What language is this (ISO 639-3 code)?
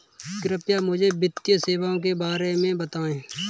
hin